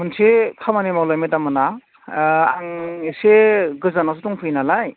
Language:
Bodo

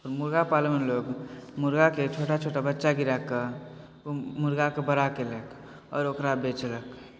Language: Maithili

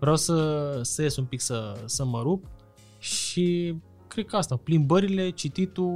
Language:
Romanian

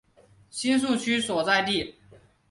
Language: Chinese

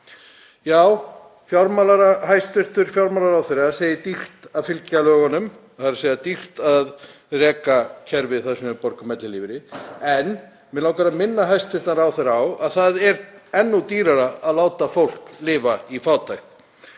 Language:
Icelandic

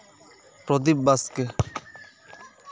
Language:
Santali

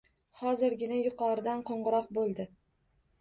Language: Uzbek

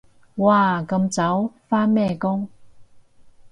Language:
Cantonese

